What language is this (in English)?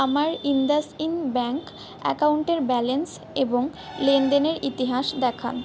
Bangla